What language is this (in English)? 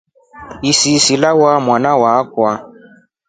Rombo